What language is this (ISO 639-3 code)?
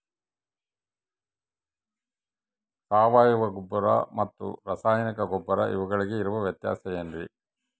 kan